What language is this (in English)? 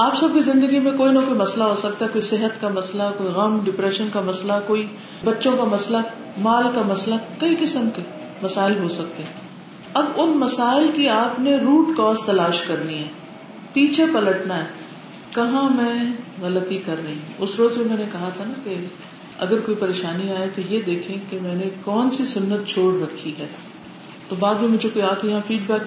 Urdu